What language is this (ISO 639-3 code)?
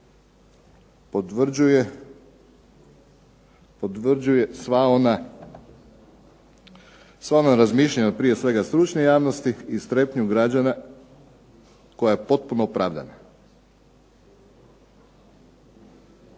hrv